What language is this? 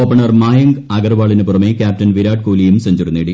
Malayalam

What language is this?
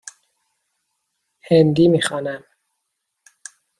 Persian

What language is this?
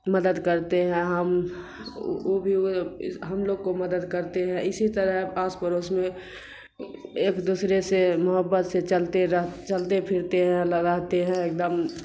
Urdu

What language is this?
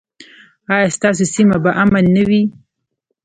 Pashto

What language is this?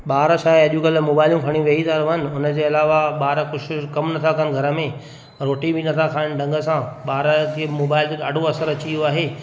Sindhi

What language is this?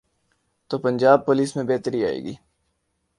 Urdu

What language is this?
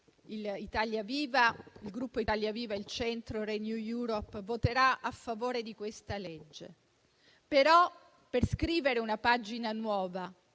Italian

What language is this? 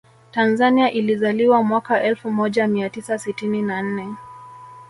Swahili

